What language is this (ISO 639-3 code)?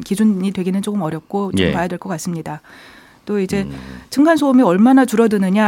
kor